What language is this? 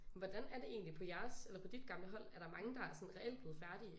Danish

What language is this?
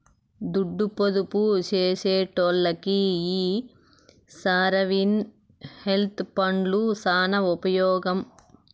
Telugu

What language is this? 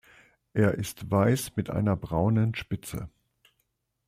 German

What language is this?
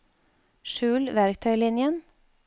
Norwegian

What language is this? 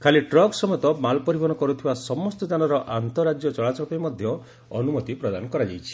Odia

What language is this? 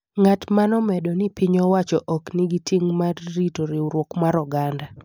Luo (Kenya and Tanzania)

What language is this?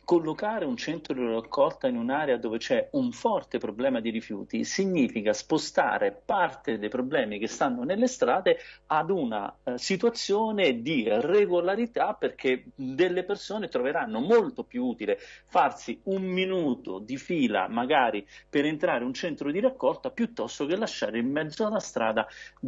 Italian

